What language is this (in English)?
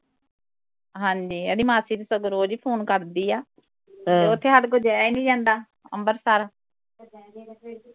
Punjabi